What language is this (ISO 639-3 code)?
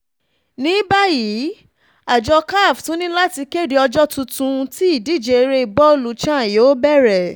yor